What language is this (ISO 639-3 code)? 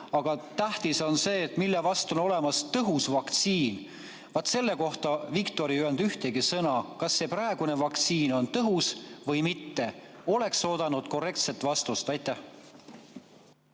est